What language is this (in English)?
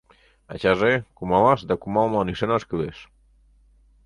Mari